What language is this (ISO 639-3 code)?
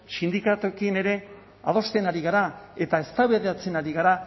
eus